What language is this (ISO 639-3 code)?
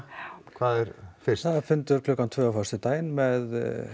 isl